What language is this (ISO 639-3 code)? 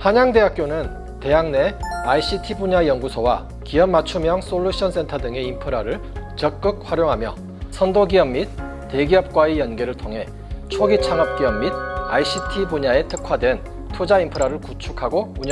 kor